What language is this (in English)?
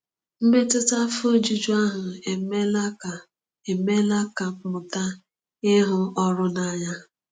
Igbo